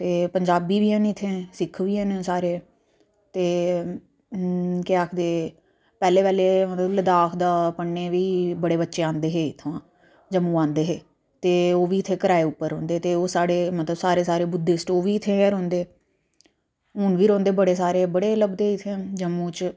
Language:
Dogri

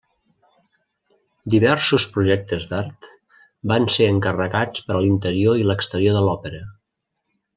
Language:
Catalan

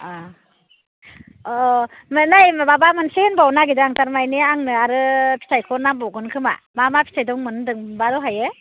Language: Bodo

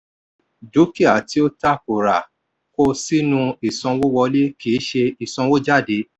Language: Yoruba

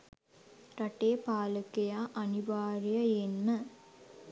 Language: Sinhala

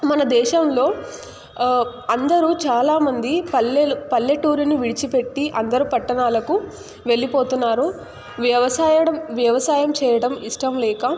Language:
Telugu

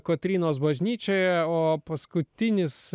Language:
Lithuanian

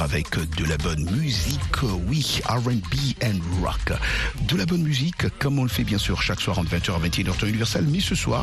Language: French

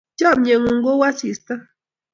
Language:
Kalenjin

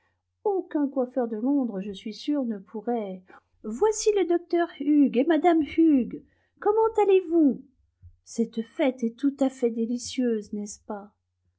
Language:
French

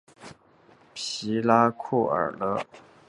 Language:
Chinese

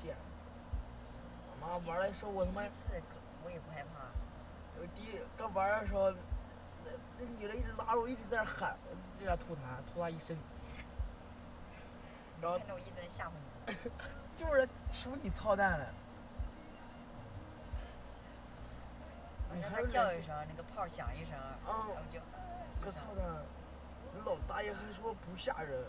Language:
Chinese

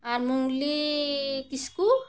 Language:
Santali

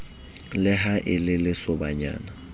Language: Southern Sotho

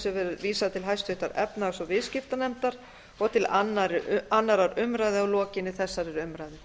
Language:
Icelandic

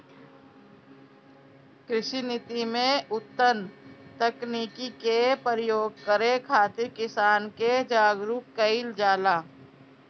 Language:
Bhojpuri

